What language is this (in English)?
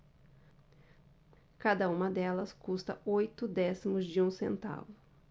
Portuguese